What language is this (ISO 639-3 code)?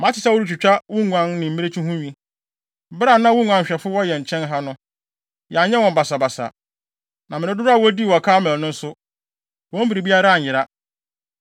aka